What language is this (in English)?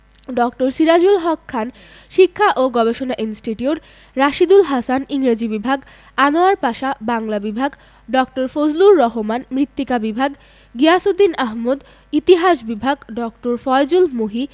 Bangla